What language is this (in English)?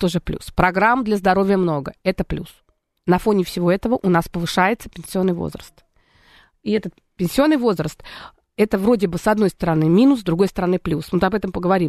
Russian